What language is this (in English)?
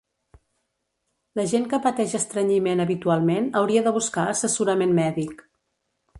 Catalan